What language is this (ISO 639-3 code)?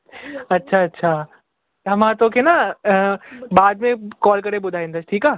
snd